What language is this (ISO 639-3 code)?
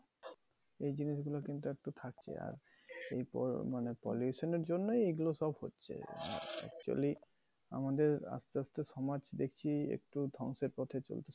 ben